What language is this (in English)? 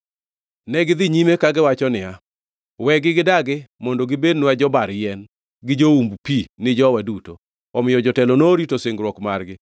Luo (Kenya and Tanzania)